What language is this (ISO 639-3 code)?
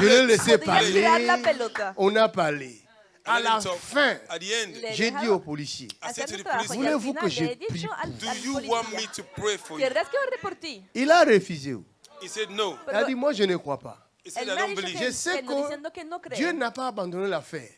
fra